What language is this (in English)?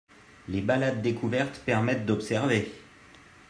French